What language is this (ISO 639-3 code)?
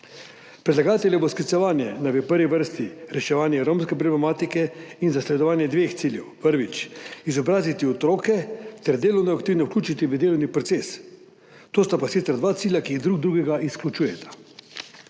slv